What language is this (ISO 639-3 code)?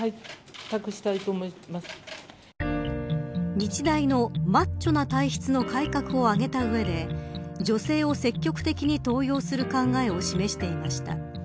jpn